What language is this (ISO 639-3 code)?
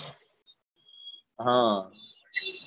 guj